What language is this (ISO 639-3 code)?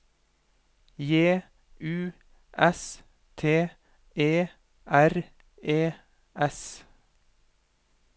nor